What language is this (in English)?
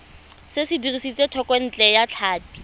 Tswana